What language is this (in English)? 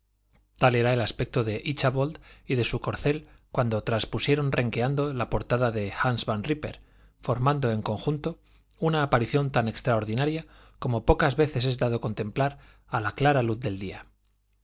Spanish